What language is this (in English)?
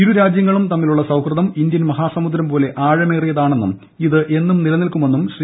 Malayalam